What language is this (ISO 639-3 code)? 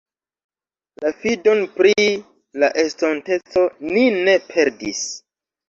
epo